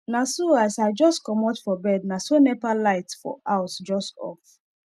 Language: Nigerian Pidgin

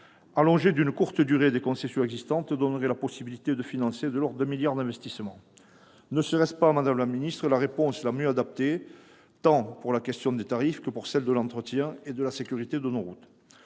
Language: French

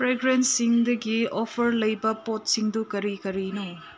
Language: Manipuri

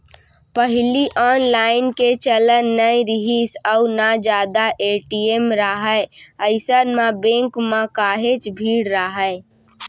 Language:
Chhattisgarhi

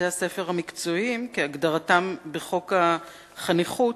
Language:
Hebrew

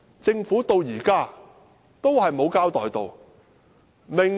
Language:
Cantonese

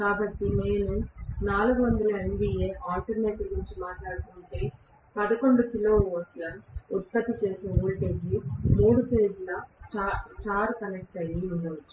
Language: Telugu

